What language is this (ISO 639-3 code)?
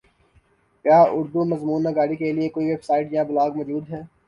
urd